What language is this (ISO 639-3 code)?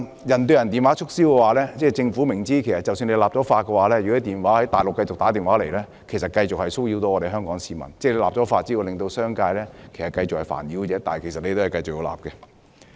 yue